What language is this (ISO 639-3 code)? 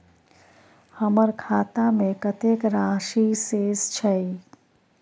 mai